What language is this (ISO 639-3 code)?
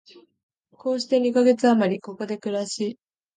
jpn